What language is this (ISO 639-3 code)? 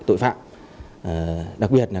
vie